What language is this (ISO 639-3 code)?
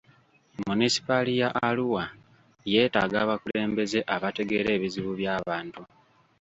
lug